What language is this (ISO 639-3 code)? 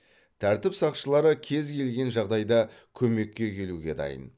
kaz